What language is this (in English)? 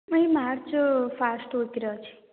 Odia